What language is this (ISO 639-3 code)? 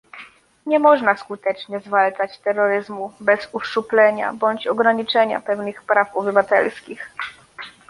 pol